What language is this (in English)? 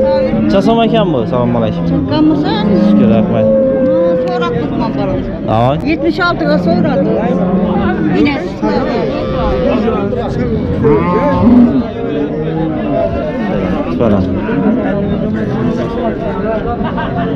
Turkish